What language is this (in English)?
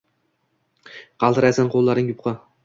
Uzbek